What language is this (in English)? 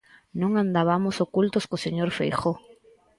Galician